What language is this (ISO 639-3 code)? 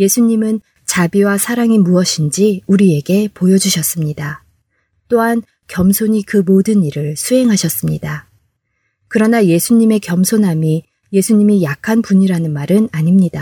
kor